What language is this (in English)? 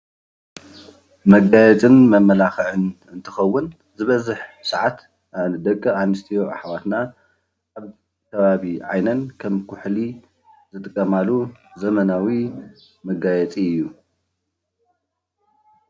Tigrinya